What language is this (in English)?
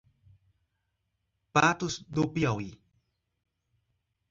Portuguese